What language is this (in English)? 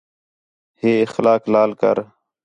Khetrani